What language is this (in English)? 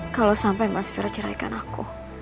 Indonesian